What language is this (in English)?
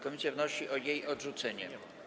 Polish